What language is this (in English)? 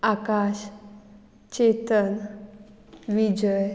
Konkani